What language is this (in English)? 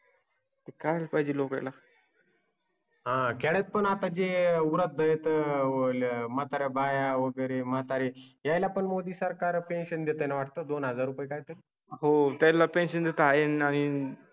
Marathi